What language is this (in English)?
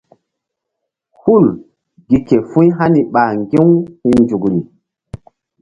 Mbum